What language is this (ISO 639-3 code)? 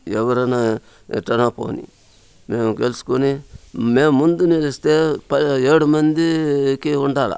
tel